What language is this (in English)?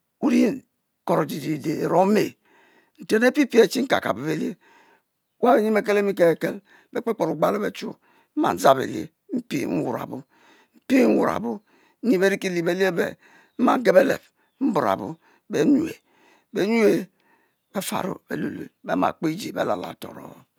Mbe